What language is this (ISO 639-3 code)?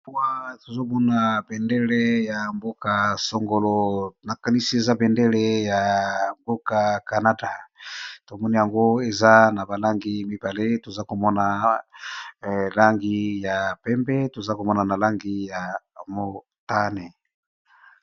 lin